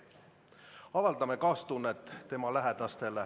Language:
Estonian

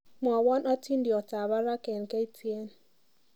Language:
Kalenjin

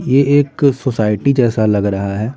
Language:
Hindi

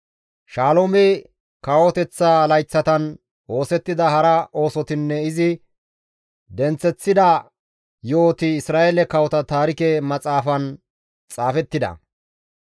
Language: Gamo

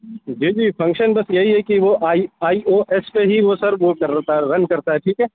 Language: Urdu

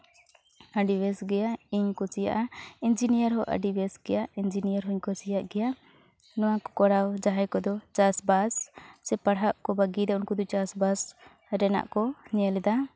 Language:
Santali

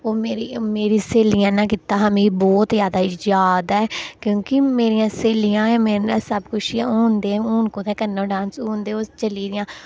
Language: Dogri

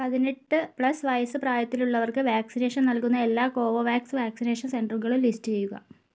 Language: Malayalam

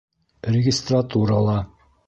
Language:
Bashkir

